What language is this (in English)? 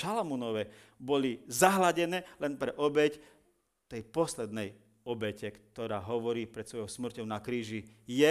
Slovak